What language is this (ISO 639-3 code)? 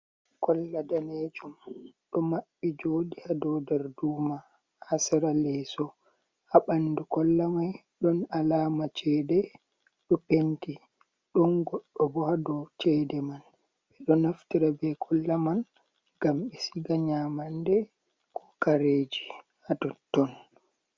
ful